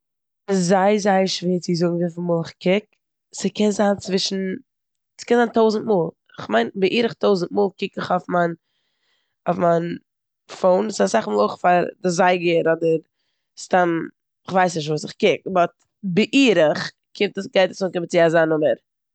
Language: Yiddish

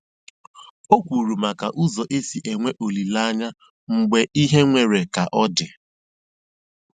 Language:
Igbo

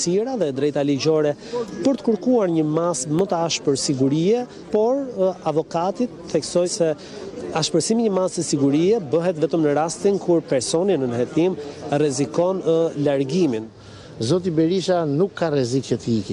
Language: Romanian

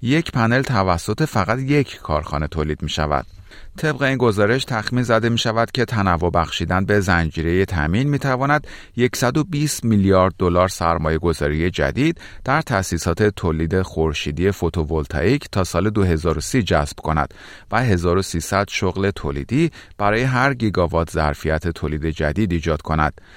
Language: Persian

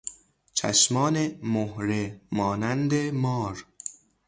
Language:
Persian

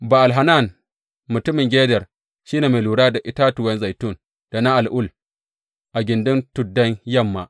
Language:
Hausa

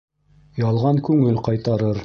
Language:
Bashkir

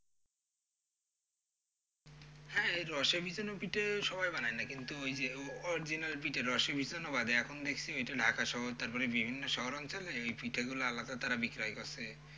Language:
Bangla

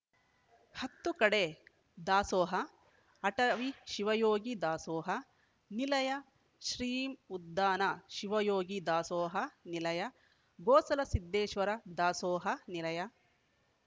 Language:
Kannada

